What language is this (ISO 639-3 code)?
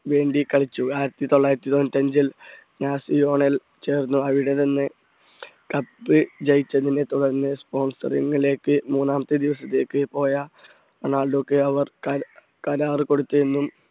mal